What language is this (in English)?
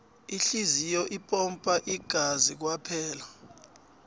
South Ndebele